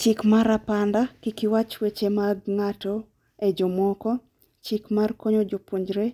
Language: Luo (Kenya and Tanzania)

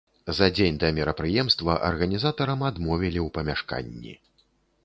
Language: Belarusian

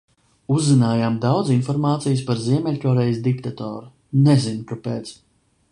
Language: Latvian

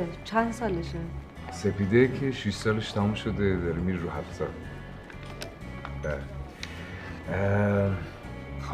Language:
Persian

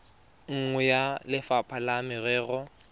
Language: Tswana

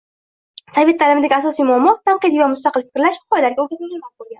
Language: Uzbek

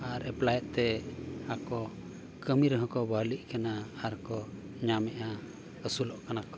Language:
Santali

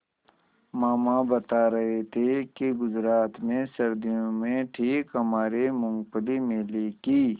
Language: Hindi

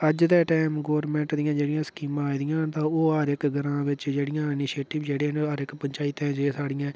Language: Dogri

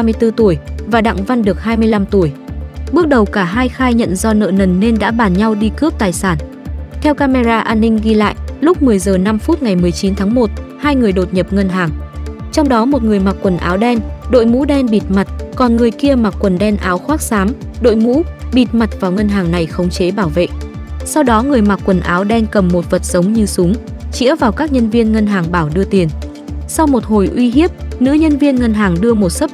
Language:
Vietnamese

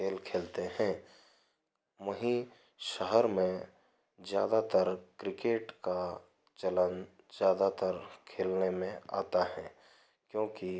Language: Hindi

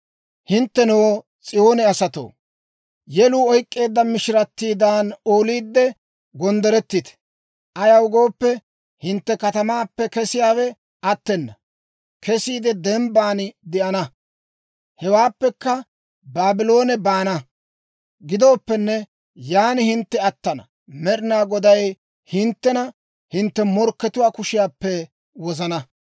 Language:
Dawro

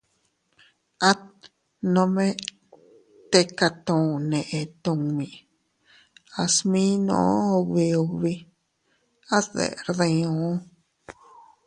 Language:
Teutila Cuicatec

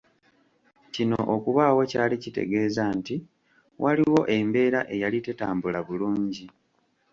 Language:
Ganda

